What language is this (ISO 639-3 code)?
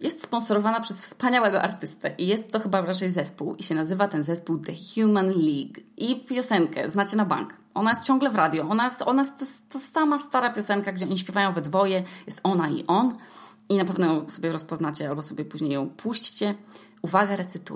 pol